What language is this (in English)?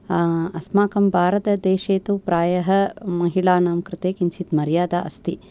Sanskrit